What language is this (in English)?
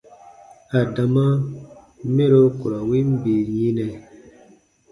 Baatonum